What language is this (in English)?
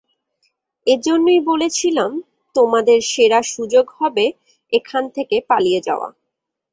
Bangla